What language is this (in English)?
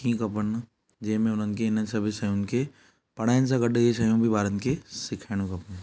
Sindhi